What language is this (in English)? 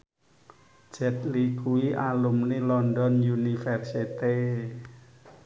Javanese